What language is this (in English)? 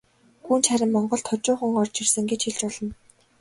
Mongolian